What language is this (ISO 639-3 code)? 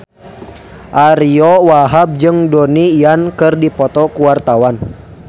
sun